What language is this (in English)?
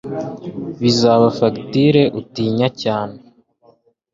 Kinyarwanda